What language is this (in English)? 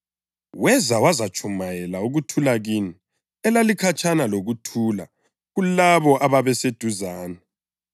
North Ndebele